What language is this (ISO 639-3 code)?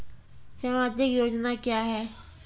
mai